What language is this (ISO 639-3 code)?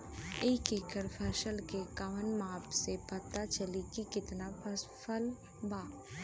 bho